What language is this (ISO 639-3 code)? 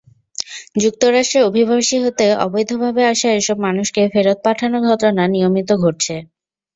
ben